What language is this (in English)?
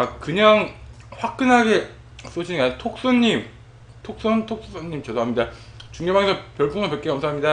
Korean